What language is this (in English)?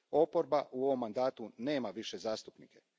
Croatian